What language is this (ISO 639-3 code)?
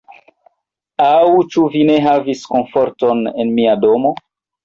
epo